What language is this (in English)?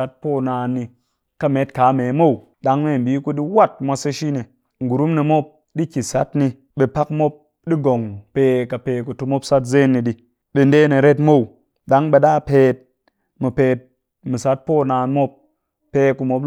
Cakfem-Mushere